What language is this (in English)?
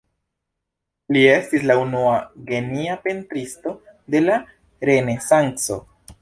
Esperanto